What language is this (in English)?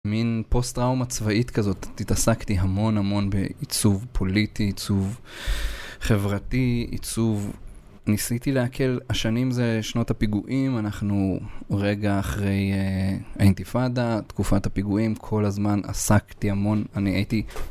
Hebrew